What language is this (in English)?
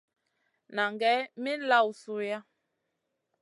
Masana